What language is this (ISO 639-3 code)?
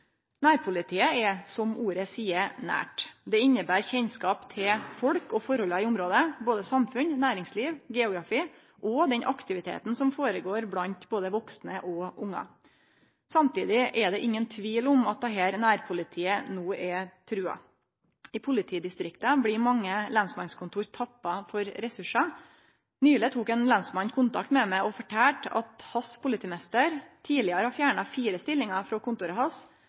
nno